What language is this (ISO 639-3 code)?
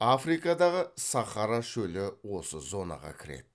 kaz